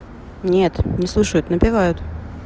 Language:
Russian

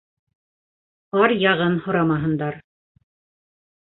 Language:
Bashkir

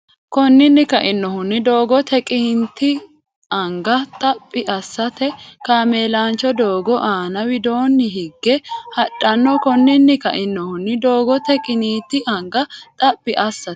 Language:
Sidamo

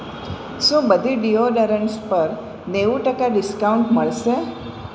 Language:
Gujarati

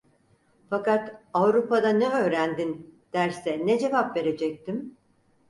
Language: Turkish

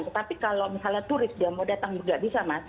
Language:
Indonesian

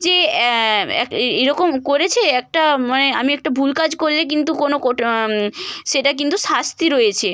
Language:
Bangla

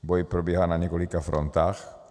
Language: Czech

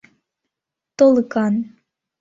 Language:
Mari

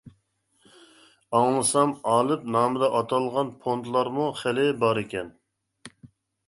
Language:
Uyghur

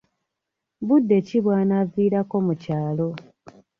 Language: Ganda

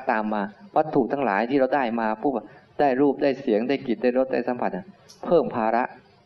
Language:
Thai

